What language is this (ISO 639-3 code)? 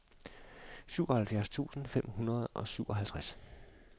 dan